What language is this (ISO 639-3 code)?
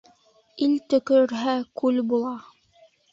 bak